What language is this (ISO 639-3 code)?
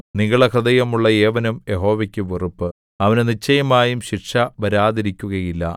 mal